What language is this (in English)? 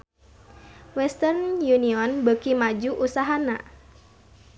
Sundanese